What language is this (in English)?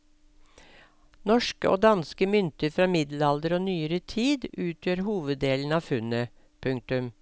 Norwegian